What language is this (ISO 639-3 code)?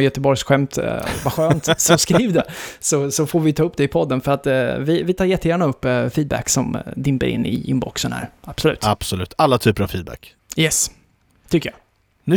swe